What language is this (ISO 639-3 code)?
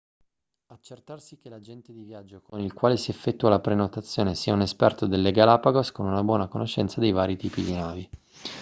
ita